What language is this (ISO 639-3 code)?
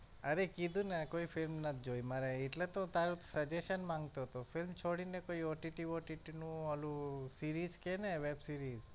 guj